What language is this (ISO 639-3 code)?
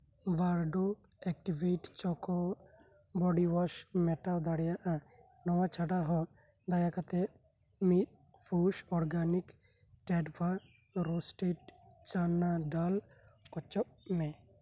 sat